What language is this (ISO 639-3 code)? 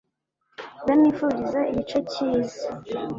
kin